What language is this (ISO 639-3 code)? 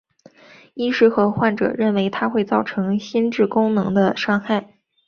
zho